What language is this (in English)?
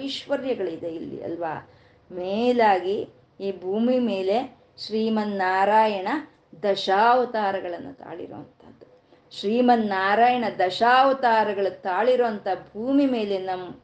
Kannada